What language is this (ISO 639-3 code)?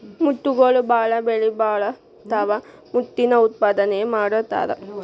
kan